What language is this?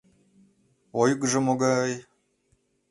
Mari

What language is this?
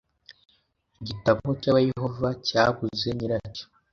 Kinyarwanda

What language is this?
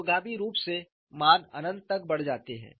Hindi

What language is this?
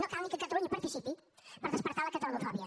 Catalan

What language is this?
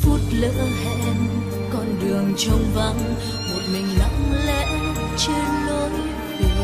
Vietnamese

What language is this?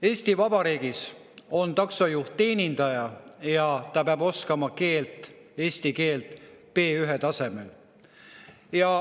Estonian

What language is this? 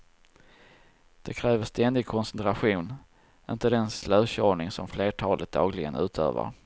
Swedish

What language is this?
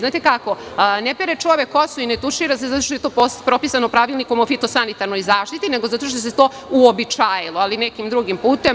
Serbian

